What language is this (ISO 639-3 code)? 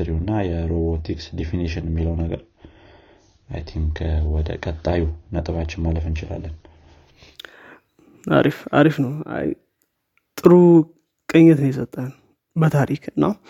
amh